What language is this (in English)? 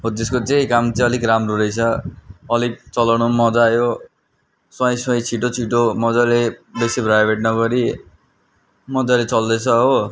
Nepali